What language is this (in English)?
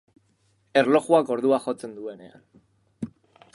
Basque